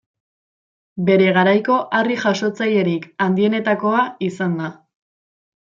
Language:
Basque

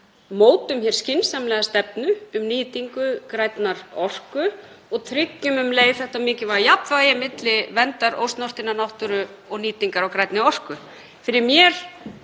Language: Icelandic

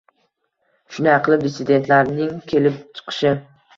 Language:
Uzbek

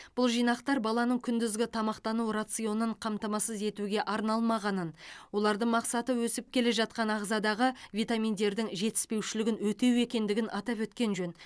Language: Kazakh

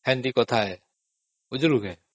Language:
Odia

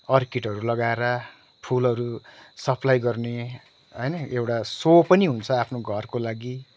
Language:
Nepali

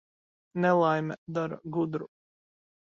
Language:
Latvian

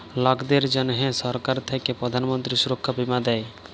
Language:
Bangla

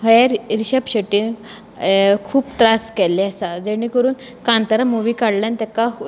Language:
Konkani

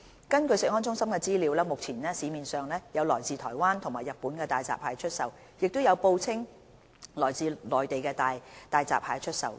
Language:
Cantonese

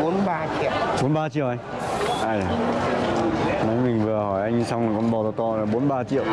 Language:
Vietnamese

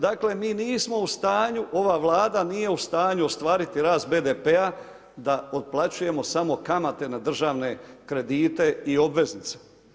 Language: Croatian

